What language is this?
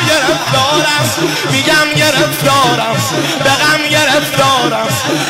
Persian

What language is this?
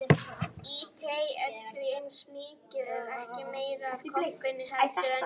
Icelandic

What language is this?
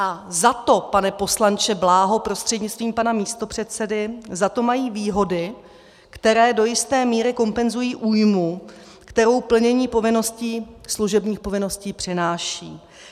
Czech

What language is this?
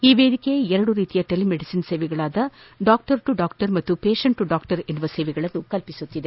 Kannada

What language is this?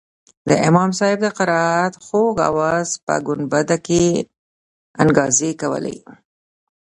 Pashto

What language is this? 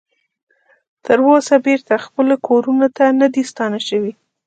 Pashto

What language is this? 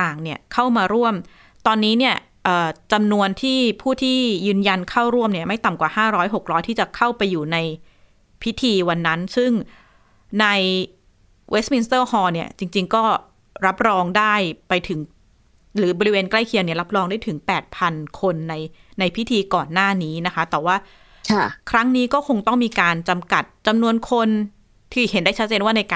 Thai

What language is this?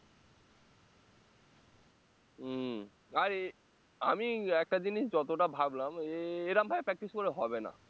Bangla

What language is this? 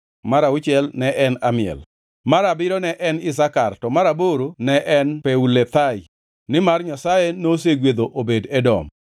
Luo (Kenya and Tanzania)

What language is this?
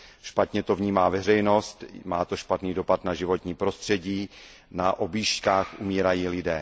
Czech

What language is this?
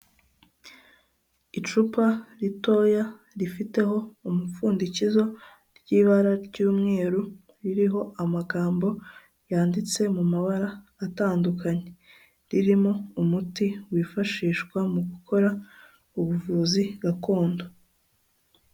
Kinyarwanda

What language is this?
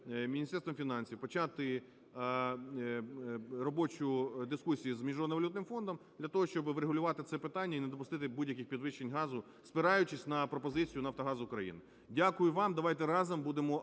Ukrainian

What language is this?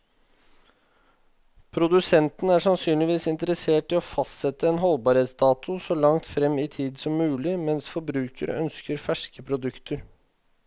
Norwegian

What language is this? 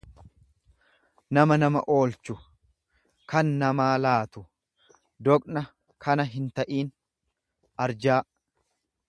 Oromo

